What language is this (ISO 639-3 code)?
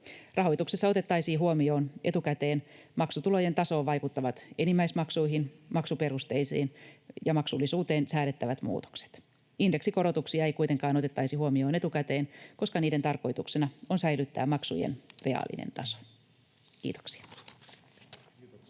fin